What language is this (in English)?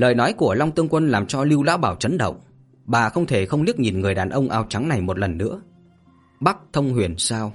Vietnamese